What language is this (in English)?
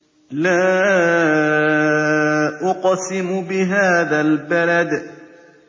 Arabic